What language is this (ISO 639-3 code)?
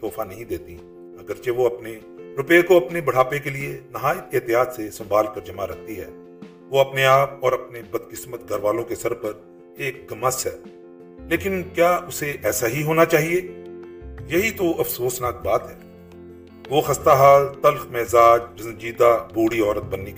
urd